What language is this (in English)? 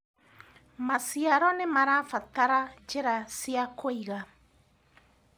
Kikuyu